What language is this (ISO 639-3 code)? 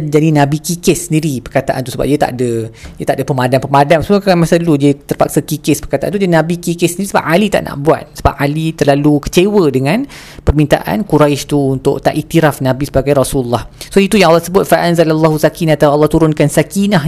msa